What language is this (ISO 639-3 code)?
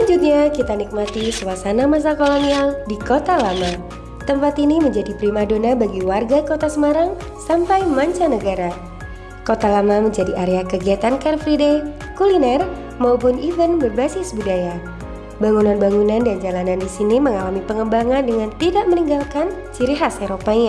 ind